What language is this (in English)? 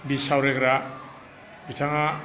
Bodo